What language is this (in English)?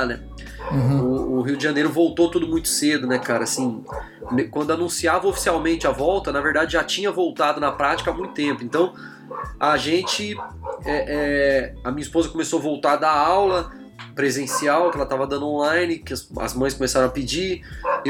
Portuguese